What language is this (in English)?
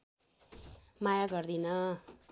Nepali